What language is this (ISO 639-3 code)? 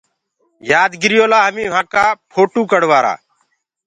ggg